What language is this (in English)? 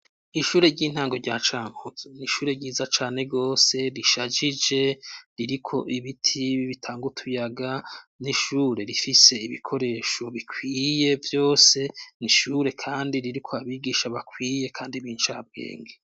Rundi